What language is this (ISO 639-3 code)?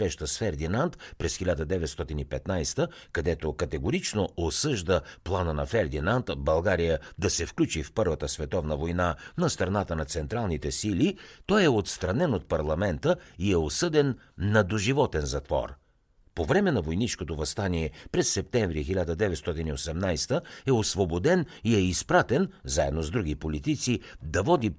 bul